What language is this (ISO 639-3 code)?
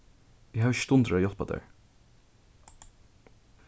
fao